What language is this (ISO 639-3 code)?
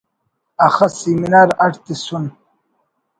brh